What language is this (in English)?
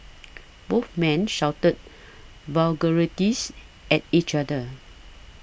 English